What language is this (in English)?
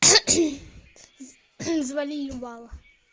Russian